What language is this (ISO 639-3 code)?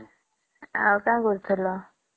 ori